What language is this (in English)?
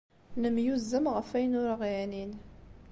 Kabyle